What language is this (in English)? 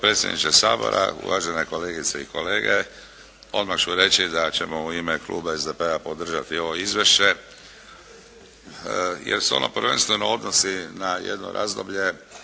Croatian